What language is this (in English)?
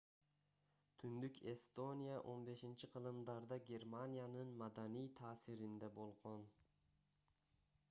Kyrgyz